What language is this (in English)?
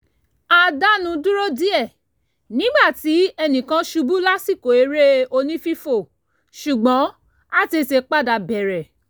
Yoruba